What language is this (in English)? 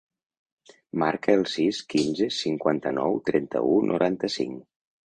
Catalan